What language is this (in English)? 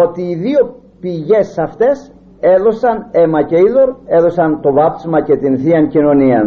Greek